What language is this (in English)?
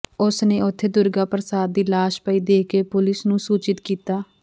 Punjabi